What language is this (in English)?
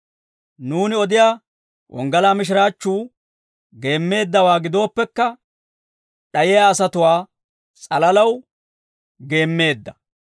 Dawro